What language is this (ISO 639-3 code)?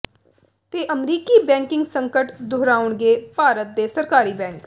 pan